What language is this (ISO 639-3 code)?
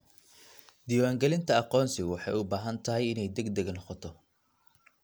som